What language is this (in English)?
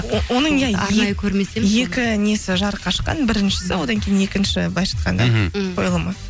Kazakh